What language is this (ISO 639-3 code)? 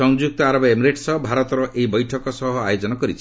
ori